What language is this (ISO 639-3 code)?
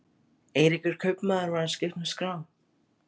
isl